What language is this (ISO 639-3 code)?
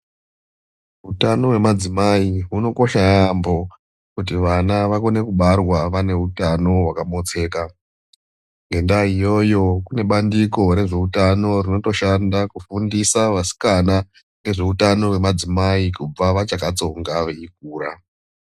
ndc